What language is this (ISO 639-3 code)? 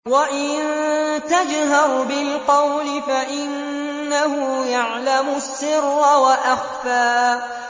ara